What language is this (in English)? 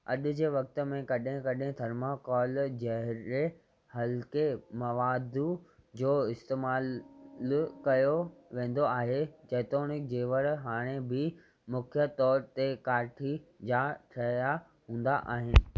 Sindhi